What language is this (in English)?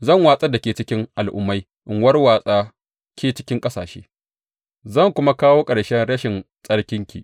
Hausa